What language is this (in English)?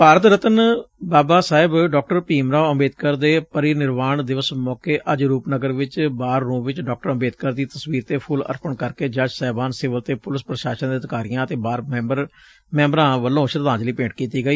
Punjabi